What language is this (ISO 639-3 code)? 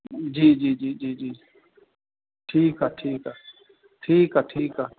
snd